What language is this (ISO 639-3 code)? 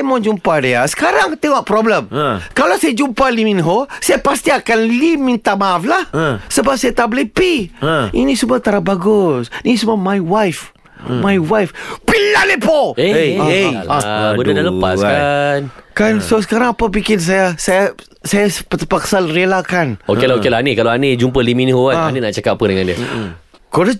msa